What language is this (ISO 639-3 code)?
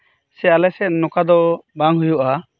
sat